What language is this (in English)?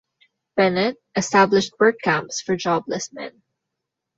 English